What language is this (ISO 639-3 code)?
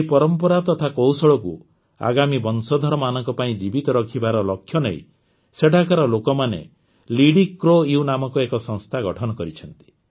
ori